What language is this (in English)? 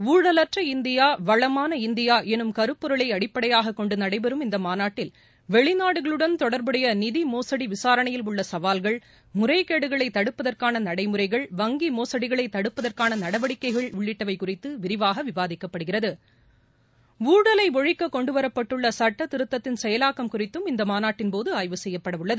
Tamil